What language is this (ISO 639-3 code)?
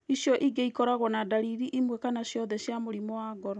kik